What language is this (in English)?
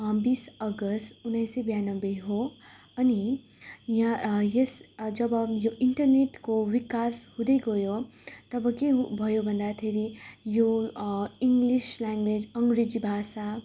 Nepali